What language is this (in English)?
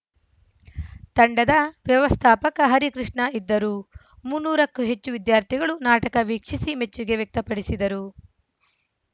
Kannada